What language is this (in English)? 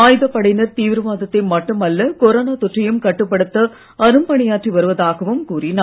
Tamil